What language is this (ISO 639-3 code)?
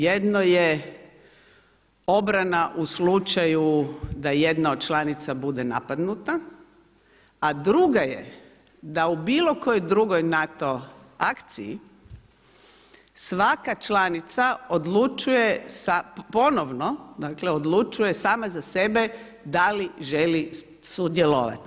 hrv